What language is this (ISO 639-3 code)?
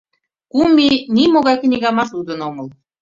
chm